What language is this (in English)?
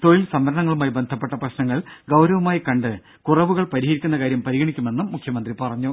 Malayalam